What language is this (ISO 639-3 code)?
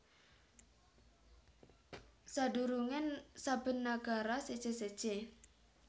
jav